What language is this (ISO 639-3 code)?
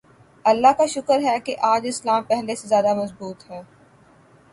urd